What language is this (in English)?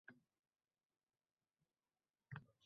Uzbek